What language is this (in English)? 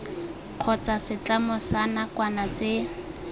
Tswana